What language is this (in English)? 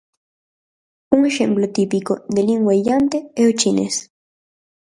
Galician